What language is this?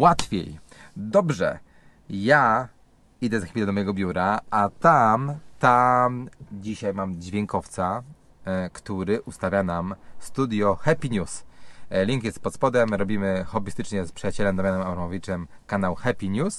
Polish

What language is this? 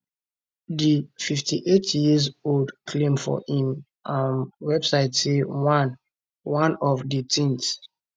Nigerian Pidgin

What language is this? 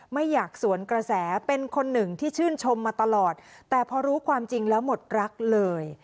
Thai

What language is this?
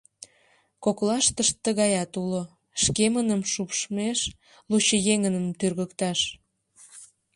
Mari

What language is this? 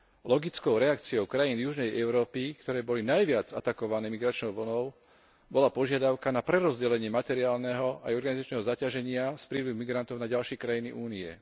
Slovak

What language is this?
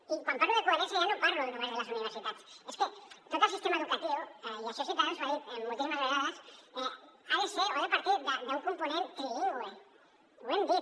Catalan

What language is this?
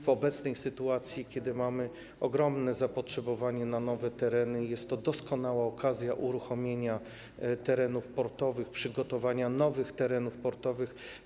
Polish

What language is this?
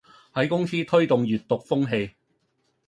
Cantonese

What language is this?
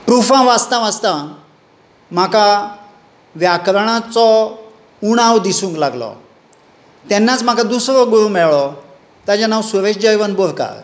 Konkani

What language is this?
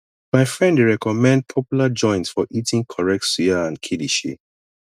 Nigerian Pidgin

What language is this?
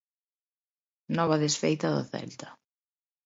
Galician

